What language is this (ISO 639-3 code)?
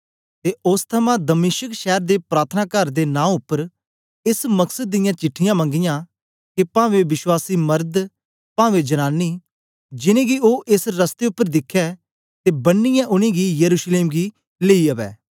doi